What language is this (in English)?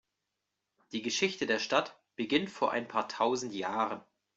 German